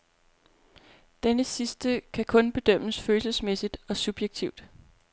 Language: Danish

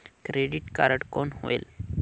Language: Chhattisgarhi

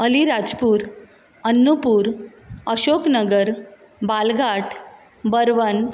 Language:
Konkani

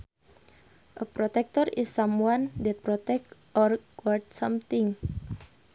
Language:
Sundanese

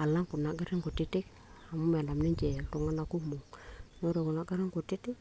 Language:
Masai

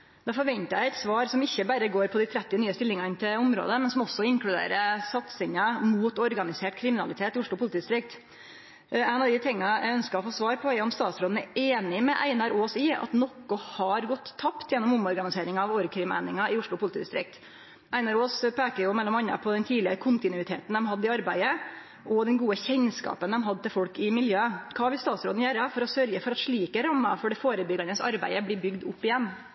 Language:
Norwegian Nynorsk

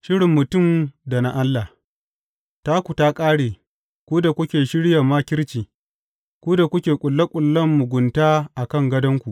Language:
Hausa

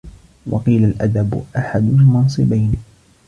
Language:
Arabic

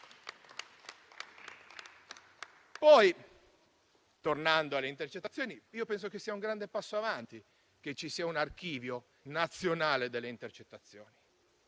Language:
Italian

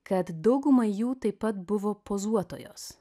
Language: Lithuanian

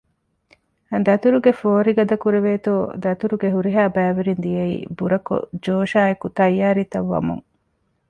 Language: Divehi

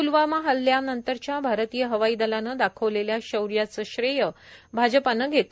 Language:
Marathi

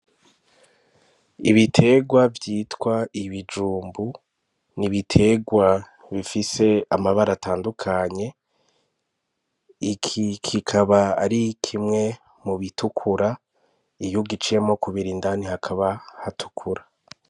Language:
Rundi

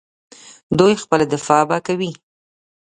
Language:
Pashto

